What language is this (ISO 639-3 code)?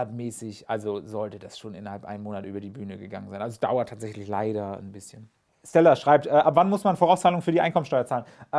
deu